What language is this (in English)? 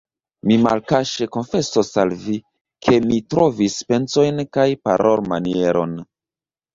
Esperanto